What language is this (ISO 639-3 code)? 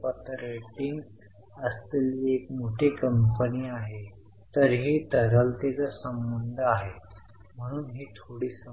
mar